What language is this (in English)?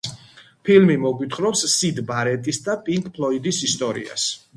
Georgian